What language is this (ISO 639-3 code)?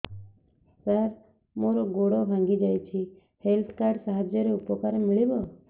ori